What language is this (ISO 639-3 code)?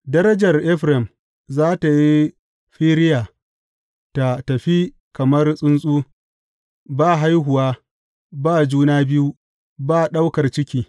hau